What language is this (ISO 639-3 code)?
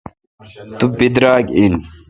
xka